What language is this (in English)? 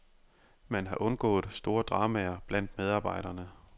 Danish